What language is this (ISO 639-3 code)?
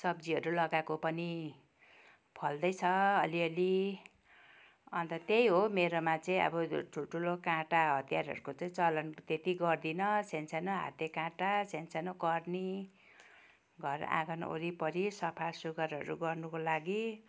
nep